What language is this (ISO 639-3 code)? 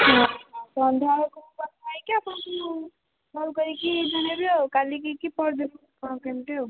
ori